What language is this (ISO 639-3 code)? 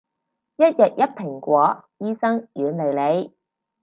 yue